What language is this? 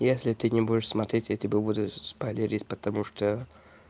Russian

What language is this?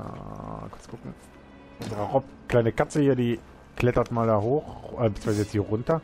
German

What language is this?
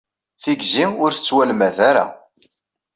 Kabyle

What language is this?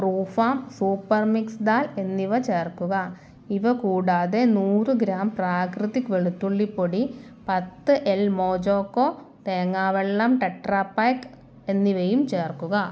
Malayalam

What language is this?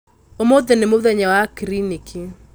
Kikuyu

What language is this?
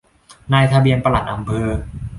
Thai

